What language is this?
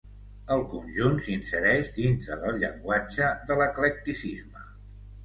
Catalan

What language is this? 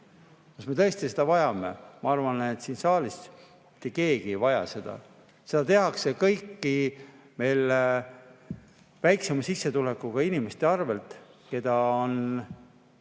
Estonian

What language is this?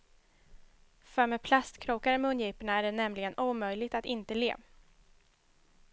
Swedish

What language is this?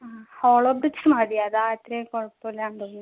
Malayalam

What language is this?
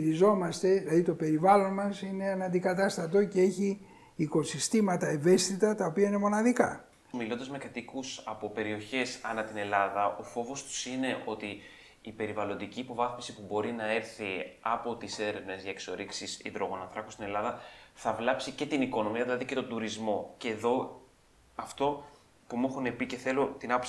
Greek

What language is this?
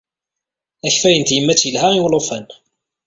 Kabyle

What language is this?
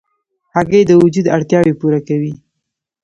Pashto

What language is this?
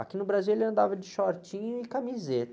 Portuguese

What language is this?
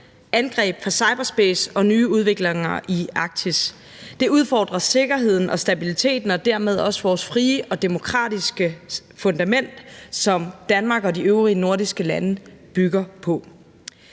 Danish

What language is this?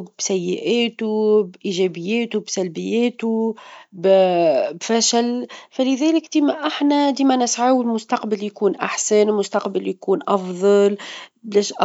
Tunisian Arabic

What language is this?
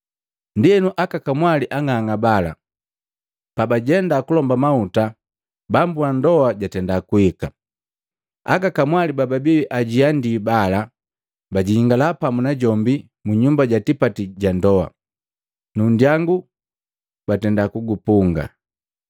Matengo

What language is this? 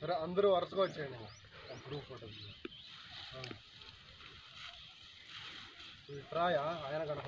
Norwegian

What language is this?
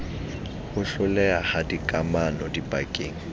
Southern Sotho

